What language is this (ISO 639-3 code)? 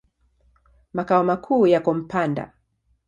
swa